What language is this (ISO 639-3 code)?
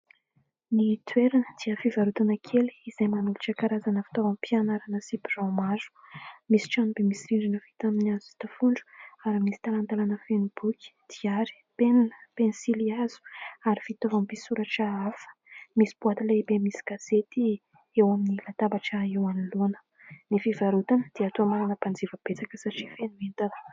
mlg